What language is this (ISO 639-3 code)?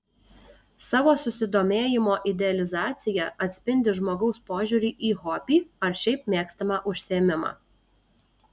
lit